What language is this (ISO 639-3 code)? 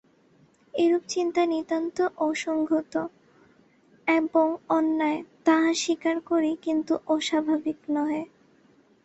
ben